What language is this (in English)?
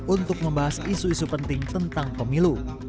Indonesian